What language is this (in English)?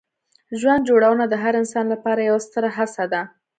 Pashto